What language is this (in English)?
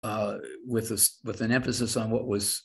Hebrew